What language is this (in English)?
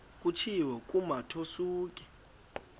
Xhosa